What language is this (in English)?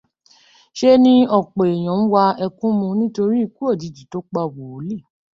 Yoruba